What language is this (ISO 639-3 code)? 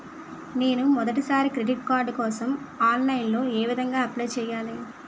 tel